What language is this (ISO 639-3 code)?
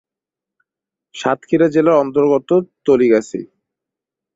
ben